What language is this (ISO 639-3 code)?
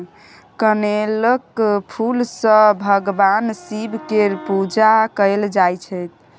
mai